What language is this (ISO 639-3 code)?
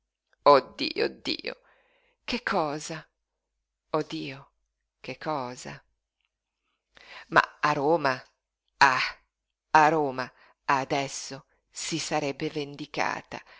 ita